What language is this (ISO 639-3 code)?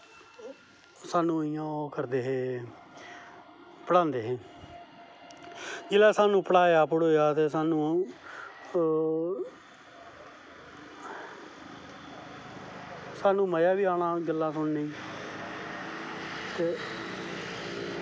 doi